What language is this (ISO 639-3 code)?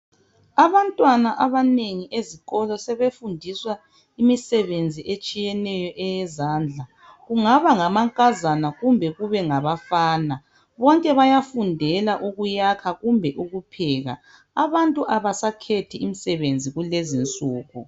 nde